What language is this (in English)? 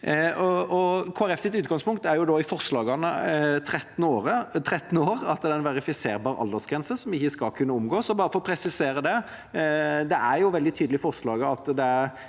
Norwegian